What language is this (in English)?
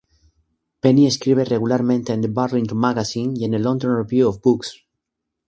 Spanish